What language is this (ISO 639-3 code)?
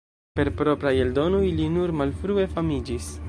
epo